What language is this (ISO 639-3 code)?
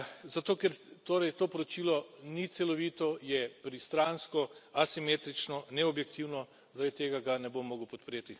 slv